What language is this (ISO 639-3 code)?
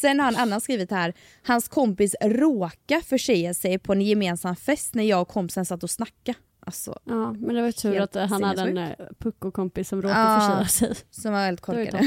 swe